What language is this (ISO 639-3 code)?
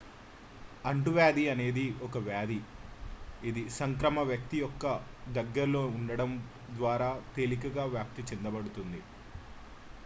tel